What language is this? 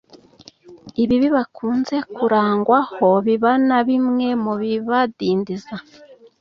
Kinyarwanda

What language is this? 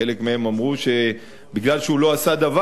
Hebrew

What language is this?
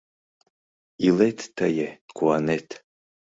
Mari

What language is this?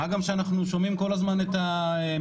Hebrew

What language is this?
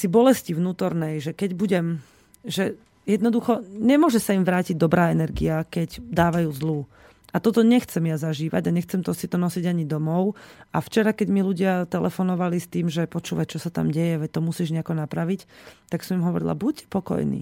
Slovak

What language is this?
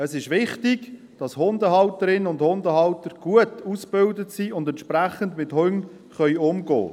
Swiss German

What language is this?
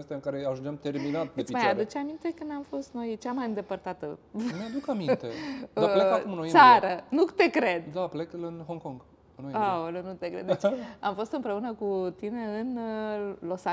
Romanian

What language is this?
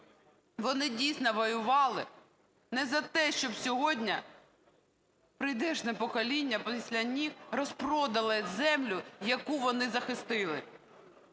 Ukrainian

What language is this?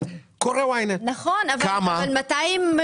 Hebrew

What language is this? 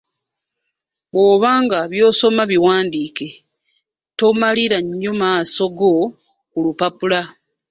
Ganda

